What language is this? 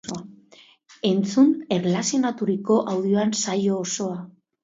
Basque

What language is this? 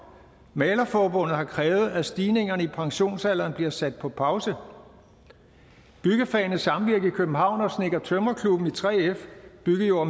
Danish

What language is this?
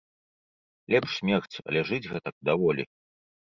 Belarusian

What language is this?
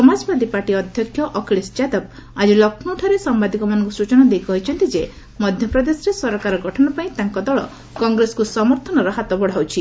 Odia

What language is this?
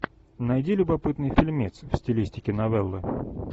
Russian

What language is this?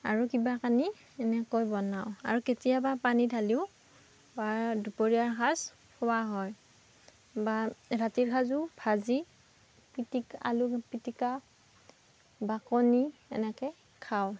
Assamese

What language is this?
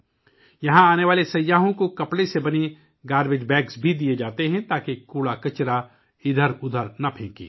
Urdu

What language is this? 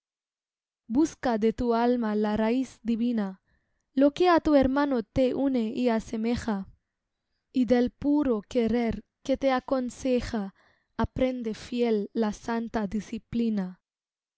Spanish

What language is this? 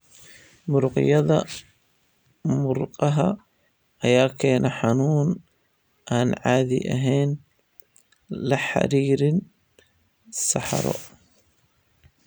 Somali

